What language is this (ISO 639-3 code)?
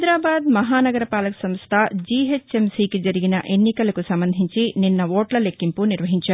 tel